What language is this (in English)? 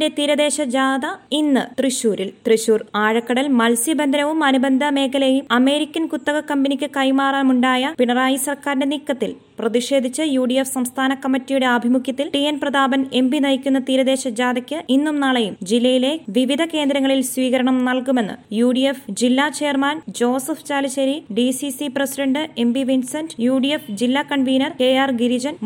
Malayalam